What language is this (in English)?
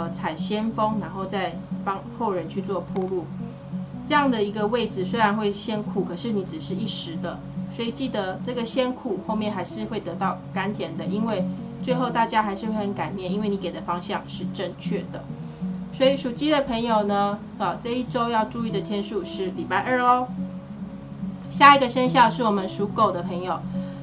Chinese